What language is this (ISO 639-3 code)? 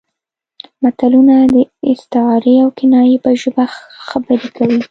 pus